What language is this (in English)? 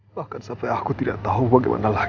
Indonesian